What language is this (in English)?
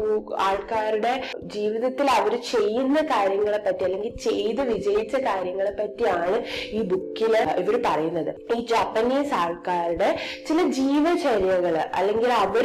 Malayalam